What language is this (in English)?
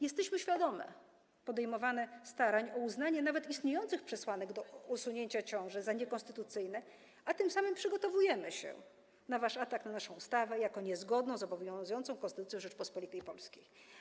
Polish